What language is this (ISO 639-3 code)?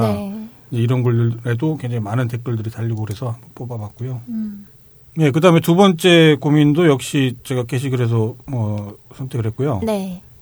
kor